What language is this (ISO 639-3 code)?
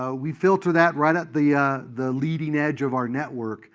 eng